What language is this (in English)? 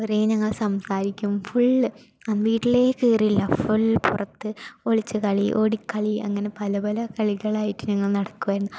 Malayalam